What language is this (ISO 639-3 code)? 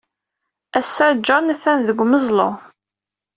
kab